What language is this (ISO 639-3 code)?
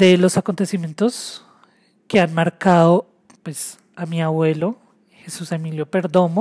spa